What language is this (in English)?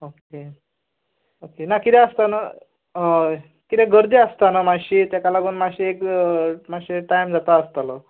Konkani